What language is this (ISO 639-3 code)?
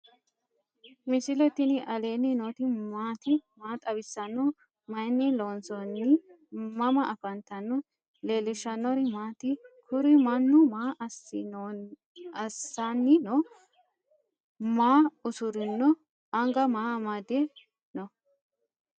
sid